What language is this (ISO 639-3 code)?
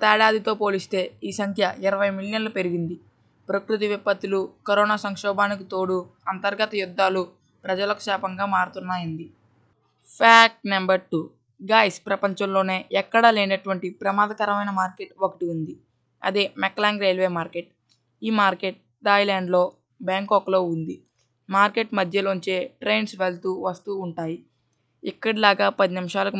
tel